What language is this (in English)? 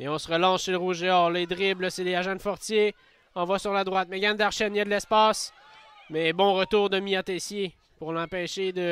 French